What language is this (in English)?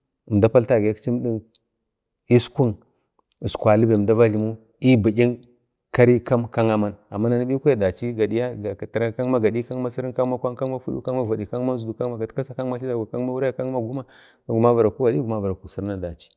Bade